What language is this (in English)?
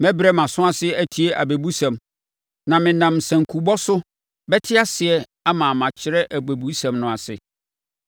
Akan